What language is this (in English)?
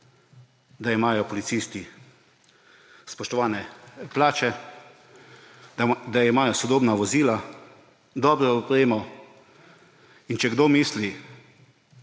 Slovenian